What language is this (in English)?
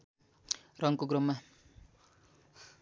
Nepali